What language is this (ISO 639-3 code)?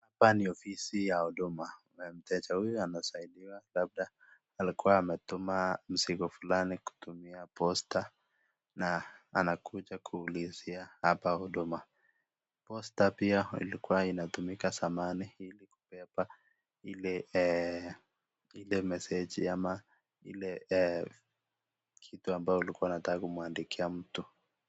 swa